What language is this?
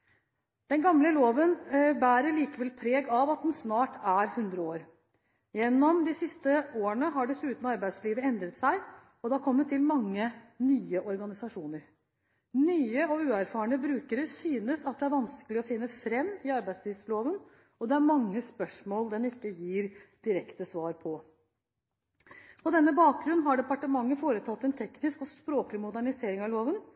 Norwegian Bokmål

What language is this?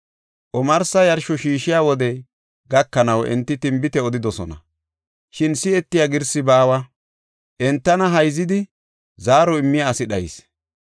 Gofa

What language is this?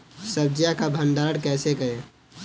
Hindi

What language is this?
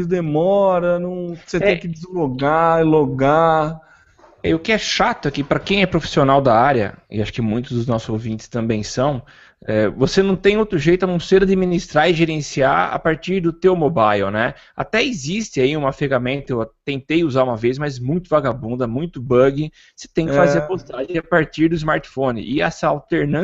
Portuguese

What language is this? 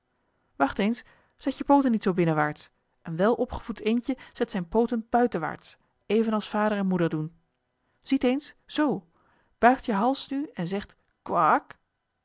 Dutch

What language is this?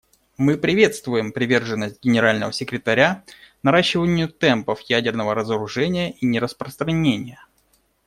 Russian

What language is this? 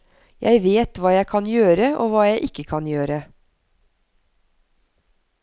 Norwegian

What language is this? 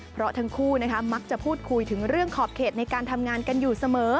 Thai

